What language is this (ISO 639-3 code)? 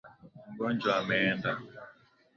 swa